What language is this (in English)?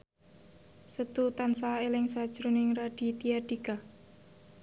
Javanese